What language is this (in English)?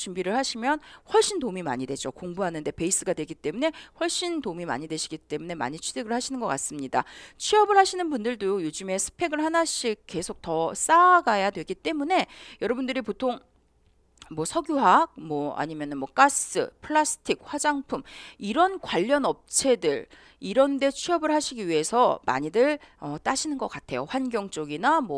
Korean